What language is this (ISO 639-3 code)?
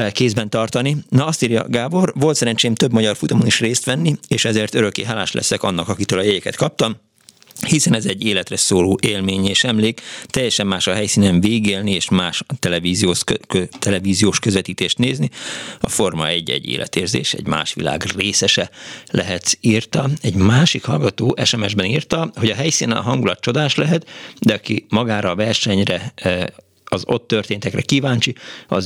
hun